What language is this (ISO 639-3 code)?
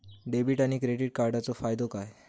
mar